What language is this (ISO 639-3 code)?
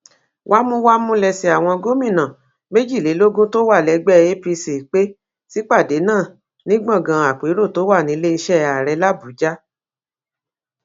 yor